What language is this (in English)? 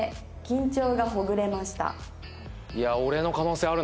Japanese